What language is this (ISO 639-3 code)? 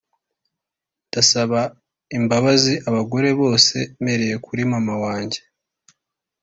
kin